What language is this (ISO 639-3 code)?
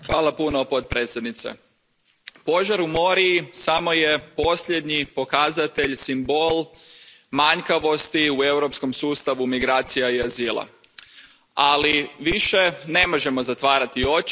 hrv